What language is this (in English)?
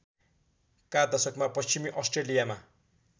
Nepali